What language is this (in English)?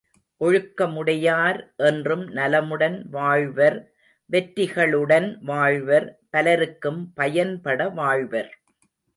Tamil